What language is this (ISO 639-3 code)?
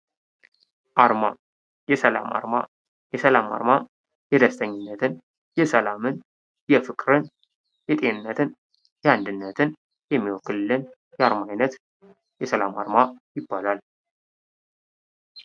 amh